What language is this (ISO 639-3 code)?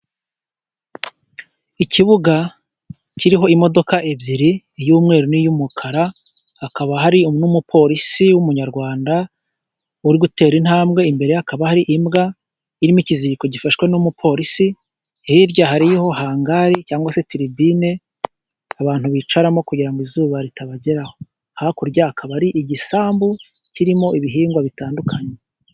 kin